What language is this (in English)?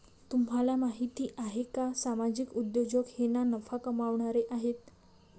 Marathi